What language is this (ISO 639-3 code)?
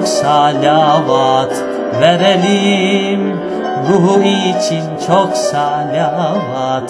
tur